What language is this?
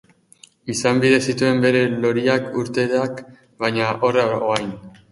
Basque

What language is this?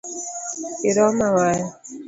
Luo (Kenya and Tanzania)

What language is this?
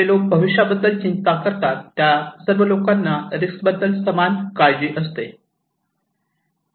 Marathi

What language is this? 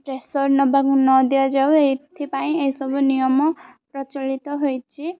Odia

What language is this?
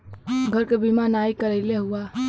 Bhojpuri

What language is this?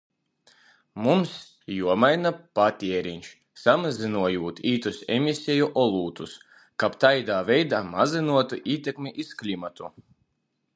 Latgalian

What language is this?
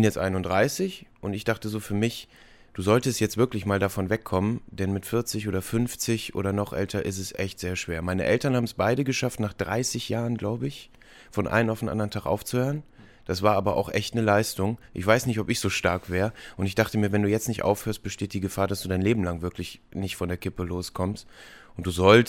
German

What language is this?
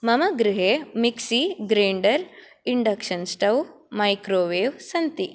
Sanskrit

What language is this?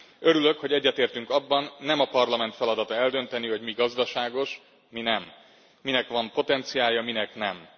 Hungarian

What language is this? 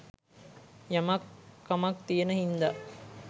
Sinhala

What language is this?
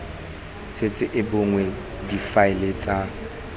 Tswana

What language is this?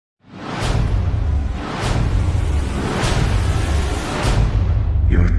English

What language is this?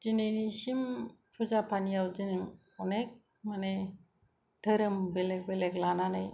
Bodo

